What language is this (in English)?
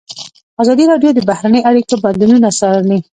Pashto